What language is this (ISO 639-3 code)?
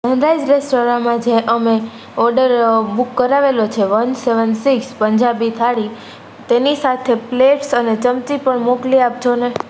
guj